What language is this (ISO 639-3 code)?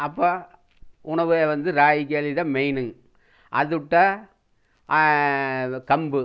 tam